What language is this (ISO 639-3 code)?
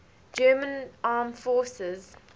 eng